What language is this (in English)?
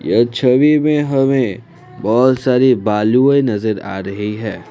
Hindi